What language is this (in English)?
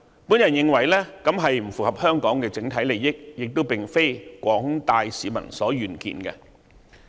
Cantonese